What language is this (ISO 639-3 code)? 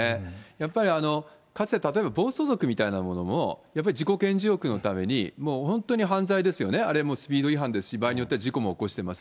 jpn